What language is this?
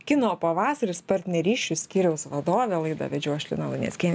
Lithuanian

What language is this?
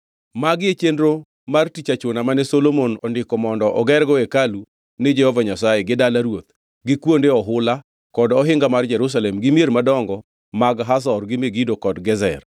Luo (Kenya and Tanzania)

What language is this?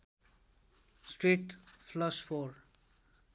Nepali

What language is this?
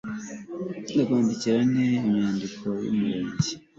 Kinyarwanda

